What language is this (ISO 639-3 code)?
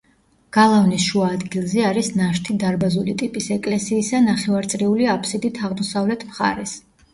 kat